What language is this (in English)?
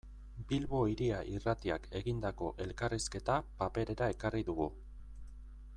Basque